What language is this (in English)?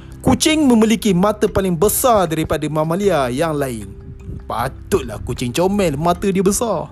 Malay